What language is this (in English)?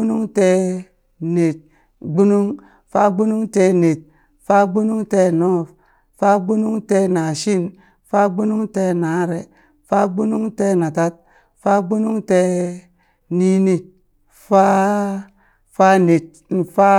Burak